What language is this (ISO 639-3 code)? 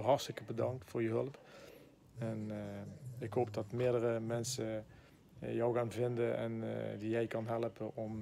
nld